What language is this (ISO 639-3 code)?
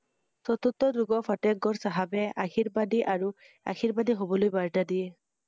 asm